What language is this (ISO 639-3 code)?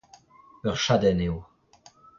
bre